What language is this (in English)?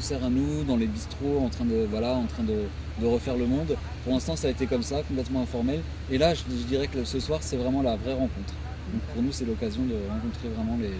French